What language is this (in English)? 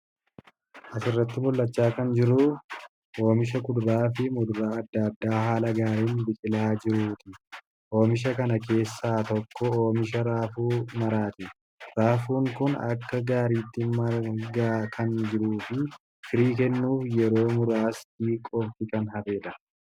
Oromo